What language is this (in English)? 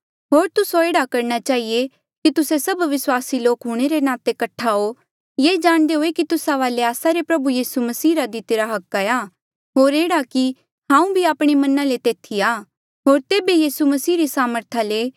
Mandeali